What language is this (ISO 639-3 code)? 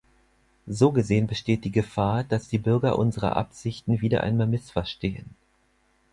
deu